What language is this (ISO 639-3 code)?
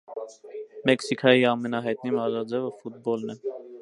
hye